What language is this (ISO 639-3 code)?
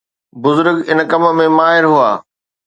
snd